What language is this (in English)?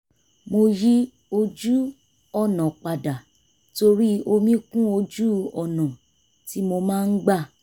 Yoruba